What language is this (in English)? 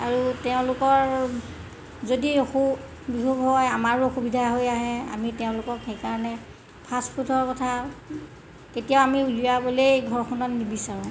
Assamese